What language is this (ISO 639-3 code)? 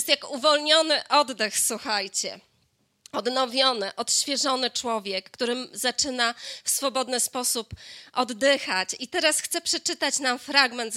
pol